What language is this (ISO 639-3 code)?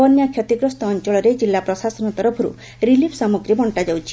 ori